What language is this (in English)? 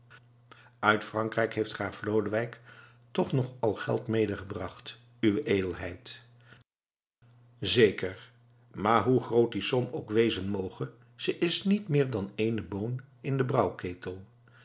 Dutch